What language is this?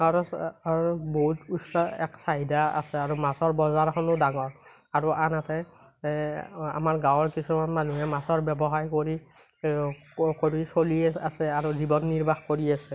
Assamese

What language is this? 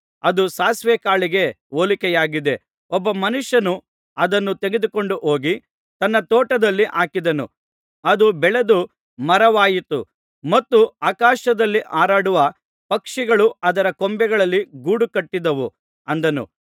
Kannada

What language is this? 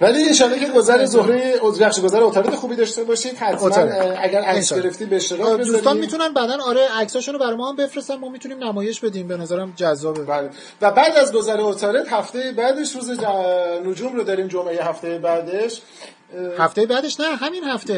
Persian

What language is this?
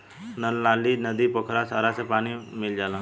Bhojpuri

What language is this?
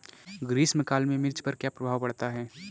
Hindi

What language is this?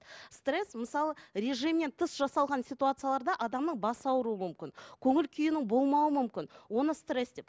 Kazakh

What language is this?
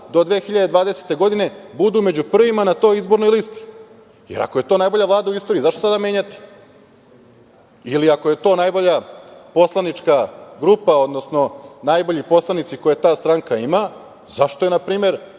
Serbian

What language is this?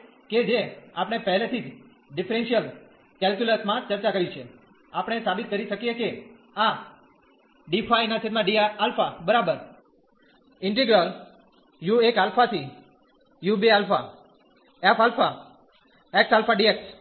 Gujarati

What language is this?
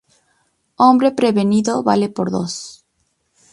Spanish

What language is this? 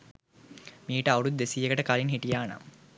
Sinhala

